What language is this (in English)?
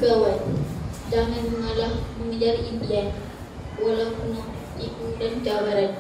Malay